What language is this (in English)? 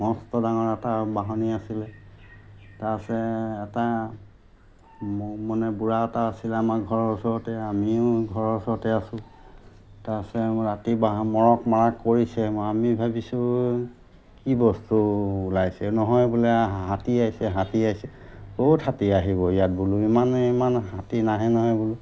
Assamese